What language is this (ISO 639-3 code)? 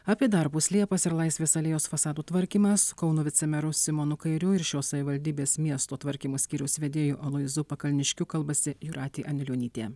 lit